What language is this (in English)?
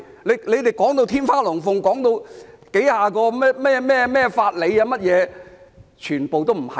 Cantonese